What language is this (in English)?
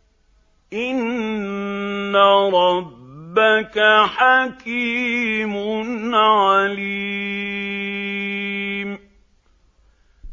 Arabic